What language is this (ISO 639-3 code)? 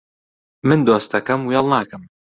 ckb